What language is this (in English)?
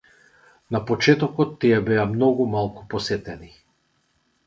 Macedonian